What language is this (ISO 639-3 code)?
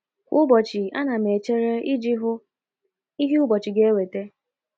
ibo